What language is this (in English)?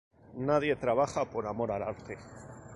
Spanish